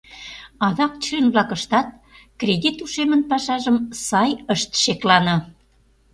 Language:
Mari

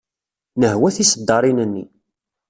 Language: Kabyle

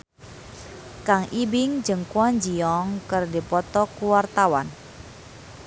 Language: Sundanese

